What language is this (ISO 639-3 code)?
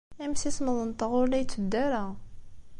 kab